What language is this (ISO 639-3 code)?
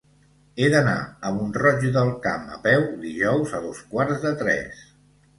cat